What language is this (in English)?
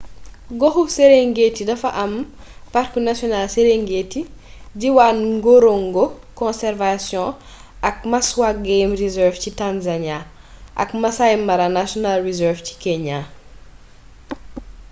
Wolof